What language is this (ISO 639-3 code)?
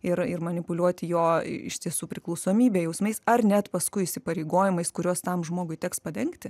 lit